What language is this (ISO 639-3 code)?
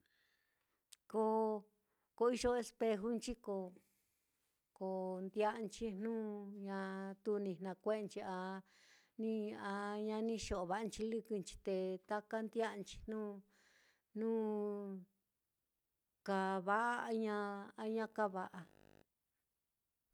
vmm